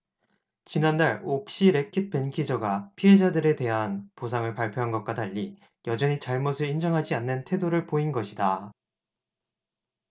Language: Korean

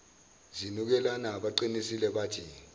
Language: Zulu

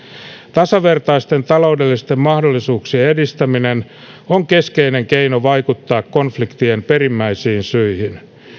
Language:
Finnish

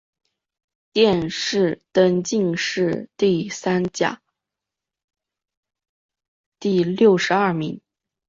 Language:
Chinese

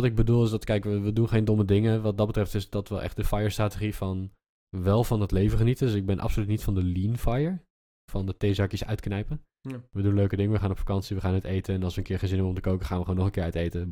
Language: Dutch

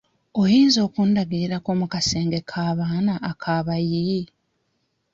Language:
Ganda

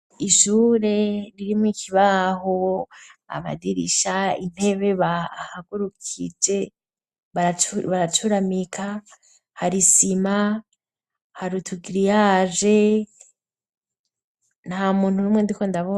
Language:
Rundi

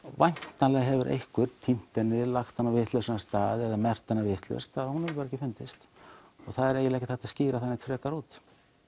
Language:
Icelandic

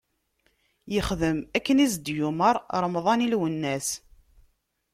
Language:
Kabyle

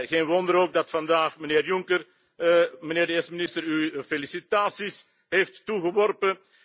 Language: Dutch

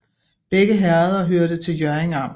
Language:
Danish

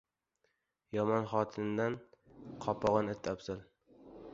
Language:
Uzbek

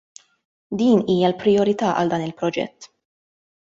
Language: Maltese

